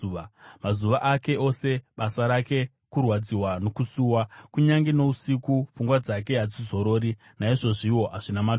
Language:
Shona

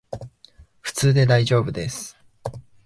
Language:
Japanese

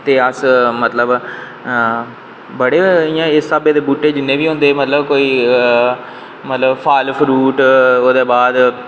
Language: Dogri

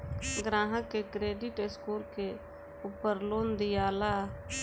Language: Bhojpuri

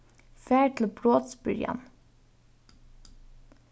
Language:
Faroese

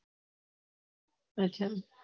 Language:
Gujarati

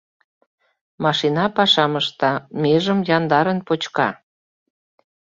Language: Mari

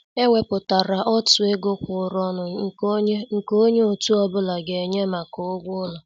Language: Igbo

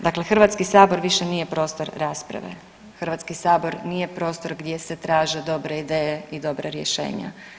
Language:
Croatian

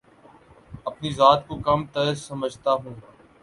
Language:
Urdu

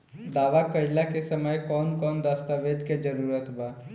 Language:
Bhojpuri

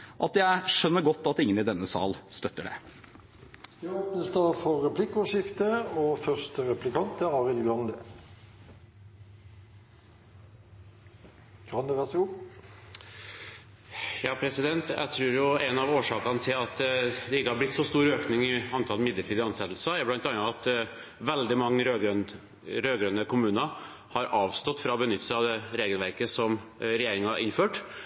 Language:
Norwegian Bokmål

